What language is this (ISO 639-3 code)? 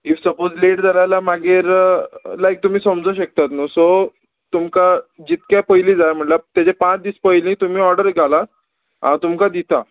kok